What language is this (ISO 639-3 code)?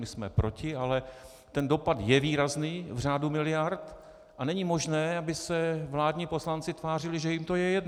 ces